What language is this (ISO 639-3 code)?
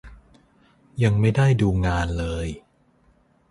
tha